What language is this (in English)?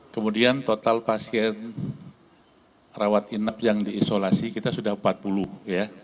Indonesian